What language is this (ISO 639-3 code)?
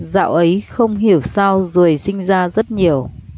vie